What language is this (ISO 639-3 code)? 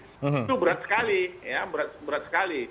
ind